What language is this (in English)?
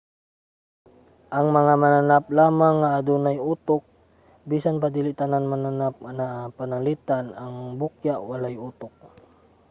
Cebuano